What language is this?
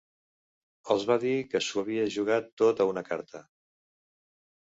Catalan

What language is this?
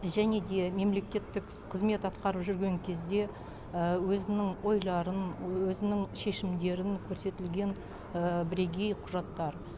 Kazakh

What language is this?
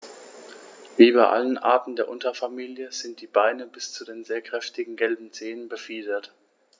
German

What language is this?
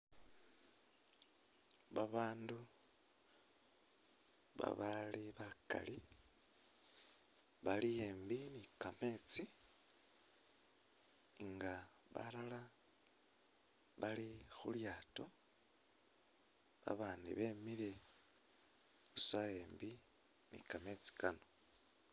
Masaaba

